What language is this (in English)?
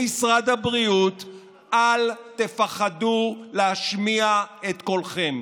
Hebrew